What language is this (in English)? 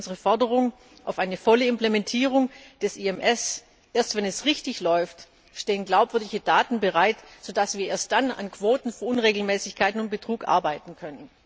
German